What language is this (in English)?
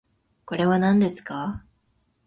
Japanese